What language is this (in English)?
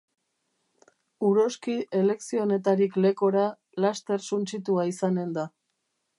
Basque